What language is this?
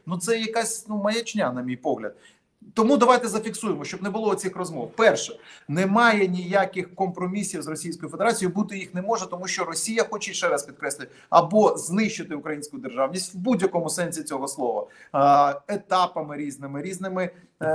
Ukrainian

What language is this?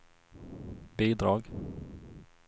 Swedish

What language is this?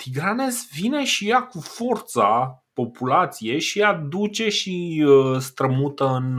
Romanian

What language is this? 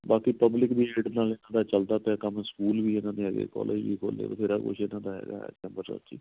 Punjabi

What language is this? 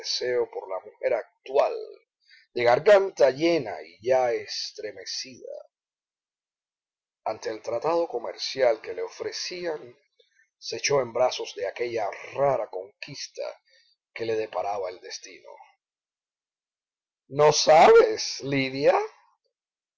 Spanish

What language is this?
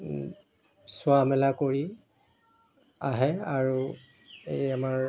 Assamese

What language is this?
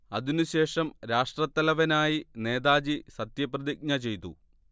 Malayalam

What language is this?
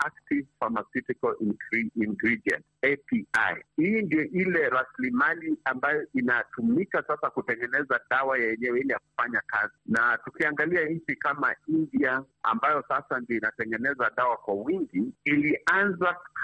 Swahili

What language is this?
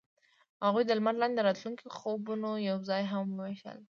Pashto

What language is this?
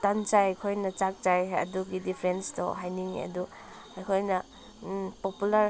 Manipuri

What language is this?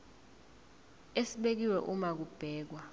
Zulu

